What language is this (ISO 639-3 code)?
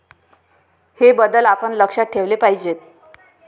mar